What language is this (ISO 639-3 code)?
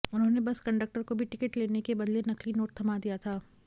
hin